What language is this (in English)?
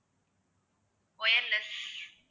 Tamil